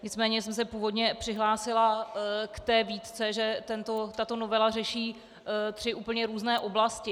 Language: Czech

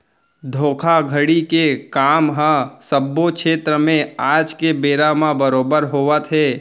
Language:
Chhattisgarhi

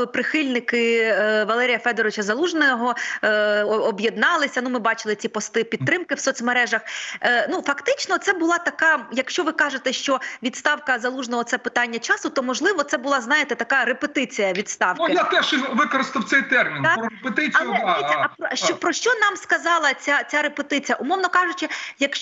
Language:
Ukrainian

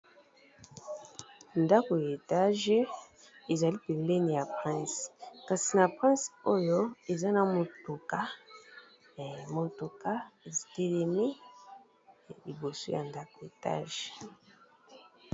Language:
Lingala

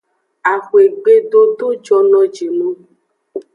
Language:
Aja (Benin)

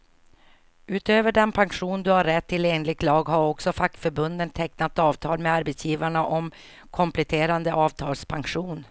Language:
Swedish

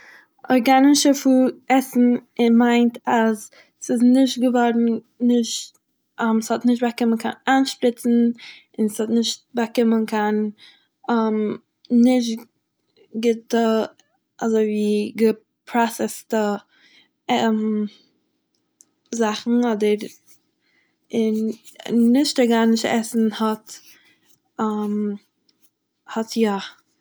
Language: Yiddish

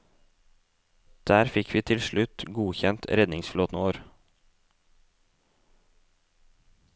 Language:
Norwegian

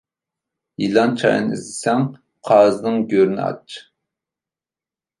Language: Uyghur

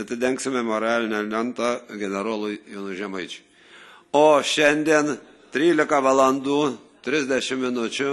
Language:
Lithuanian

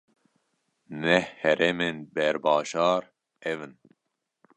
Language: Kurdish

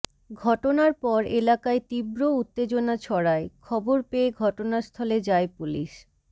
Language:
Bangla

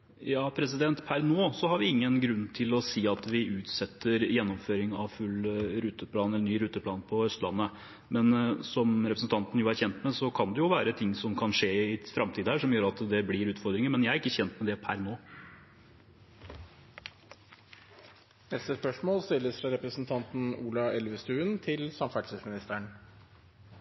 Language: Norwegian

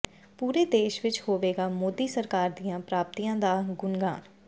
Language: Punjabi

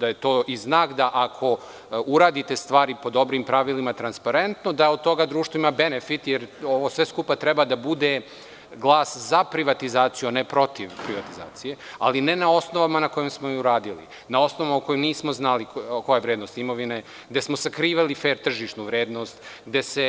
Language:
Serbian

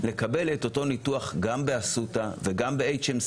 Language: Hebrew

